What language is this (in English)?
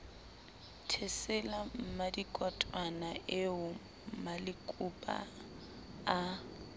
Southern Sotho